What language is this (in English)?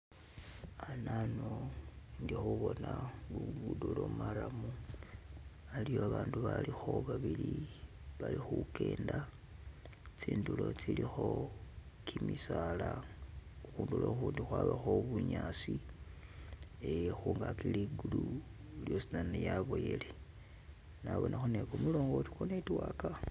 Masaaba